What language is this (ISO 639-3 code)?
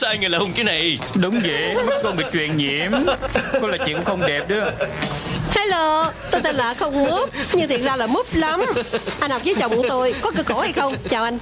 vie